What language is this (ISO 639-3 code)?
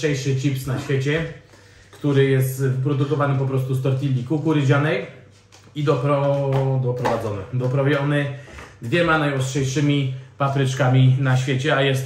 pol